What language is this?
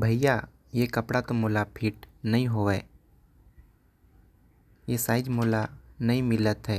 Korwa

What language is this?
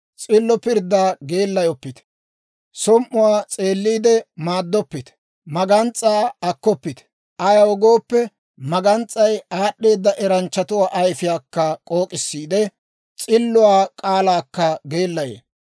Dawro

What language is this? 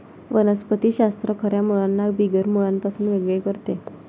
Marathi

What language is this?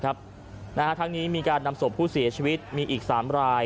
Thai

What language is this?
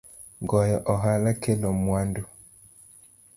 Luo (Kenya and Tanzania)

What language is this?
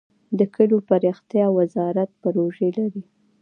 Pashto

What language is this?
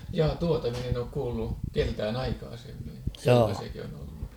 Finnish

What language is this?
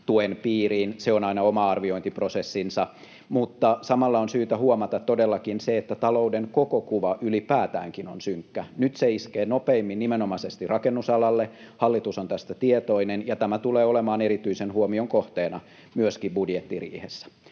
Finnish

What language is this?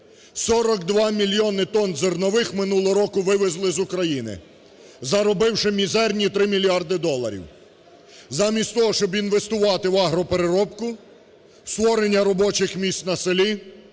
Ukrainian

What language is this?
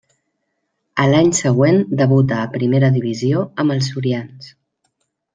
Catalan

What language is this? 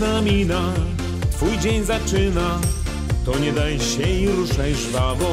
Polish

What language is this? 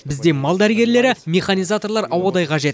Kazakh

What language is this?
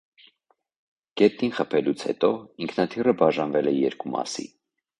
Armenian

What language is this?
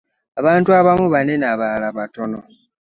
Ganda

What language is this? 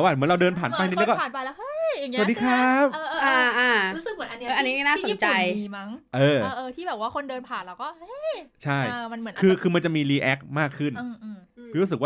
Thai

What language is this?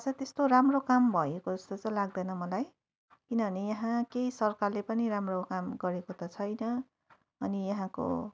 Nepali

